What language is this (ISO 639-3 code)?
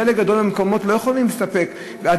heb